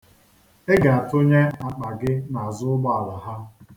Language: Igbo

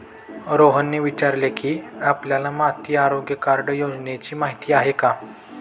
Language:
Marathi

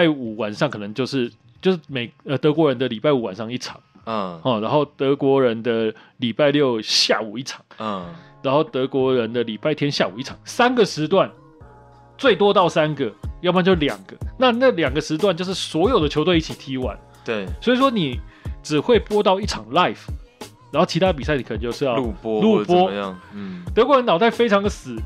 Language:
Chinese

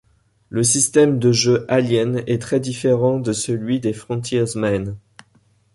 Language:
French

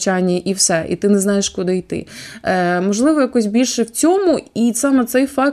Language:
Ukrainian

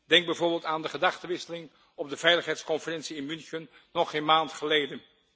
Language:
Dutch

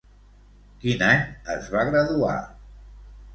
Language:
Catalan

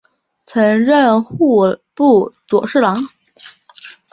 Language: Chinese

